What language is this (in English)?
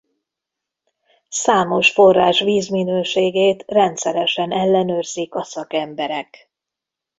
Hungarian